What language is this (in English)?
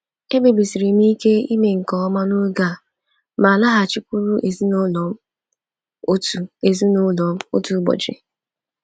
Igbo